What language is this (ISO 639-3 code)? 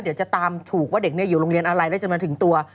tha